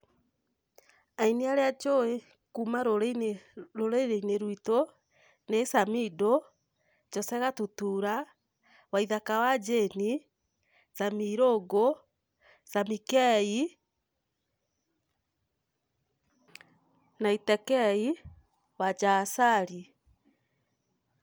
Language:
Kikuyu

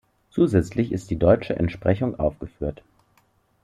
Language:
German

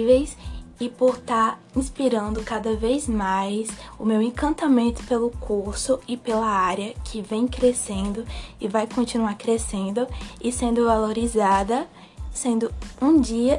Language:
Portuguese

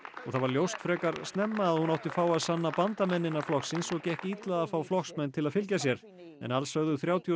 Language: Icelandic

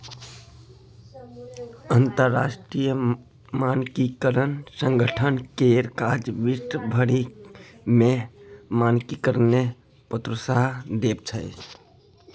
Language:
Maithili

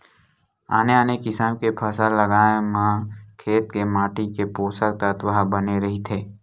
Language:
Chhattisgarhi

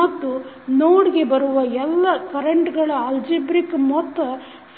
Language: Kannada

